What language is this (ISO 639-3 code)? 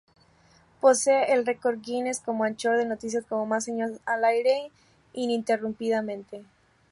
spa